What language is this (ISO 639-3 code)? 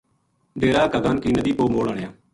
gju